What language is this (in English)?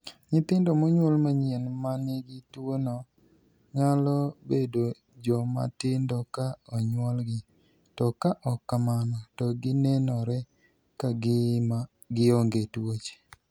Luo (Kenya and Tanzania)